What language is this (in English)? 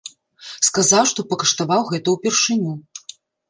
Belarusian